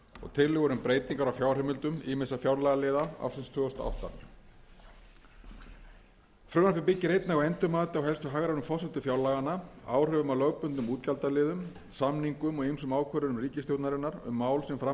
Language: Icelandic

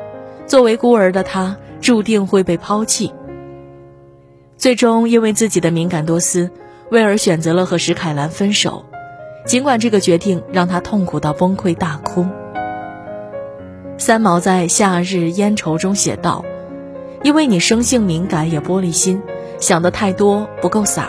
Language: Chinese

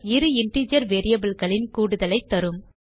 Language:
Tamil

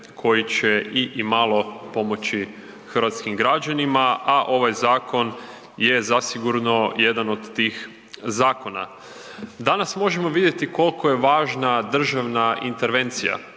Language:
Croatian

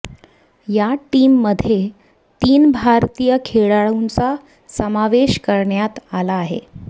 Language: Marathi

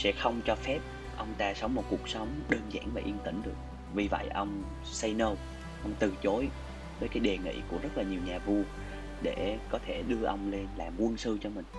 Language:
Vietnamese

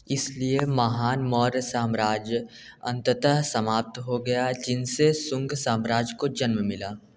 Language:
Hindi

